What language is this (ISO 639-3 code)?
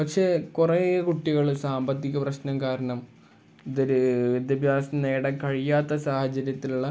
mal